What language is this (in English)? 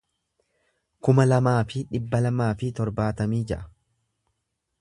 Oromo